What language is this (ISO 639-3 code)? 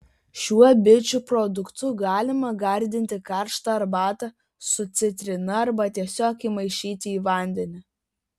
lit